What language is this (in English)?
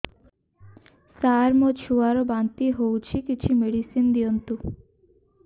Odia